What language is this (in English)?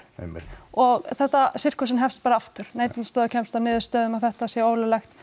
Icelandic